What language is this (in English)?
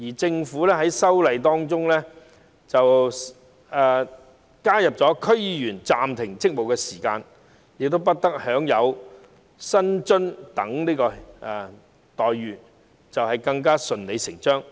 Cantonese